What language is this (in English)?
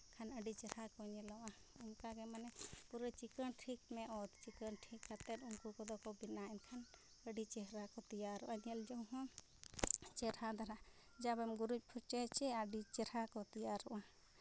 Santali